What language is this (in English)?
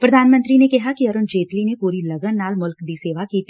Punjabi